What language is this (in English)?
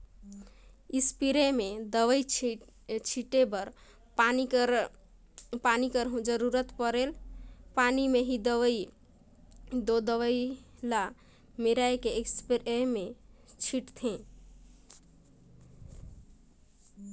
Chhattisgarhi